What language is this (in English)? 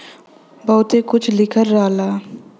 Bhojpuri